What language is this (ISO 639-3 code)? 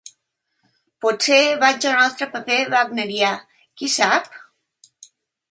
cat